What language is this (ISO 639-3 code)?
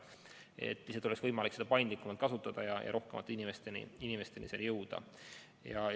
est